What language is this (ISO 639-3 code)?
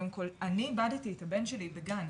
heb